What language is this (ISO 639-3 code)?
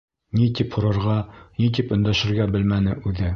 bak